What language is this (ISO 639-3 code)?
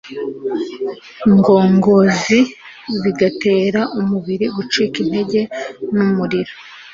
kin